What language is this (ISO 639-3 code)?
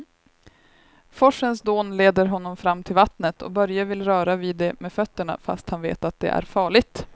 swe